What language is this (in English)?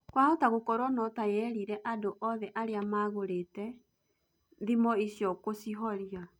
Kikuyu